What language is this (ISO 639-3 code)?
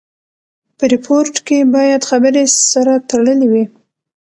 pus